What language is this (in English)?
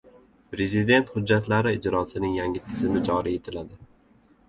Uzbek